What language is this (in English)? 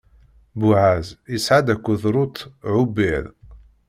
Kabyle